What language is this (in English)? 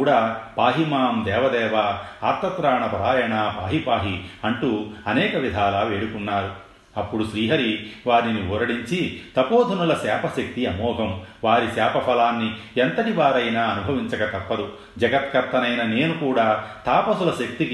Telugu